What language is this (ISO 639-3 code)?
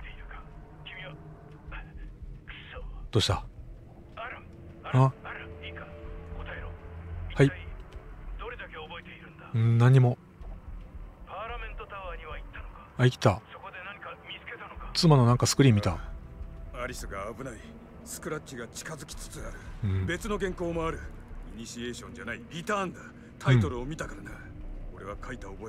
jpn